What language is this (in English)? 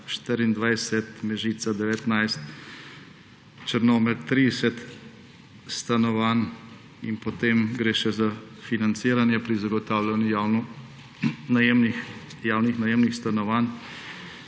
Slovenian